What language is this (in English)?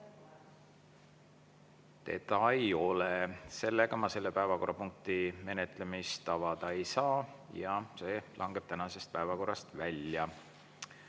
Estonian